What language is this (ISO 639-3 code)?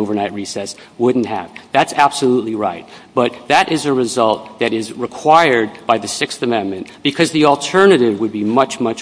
eng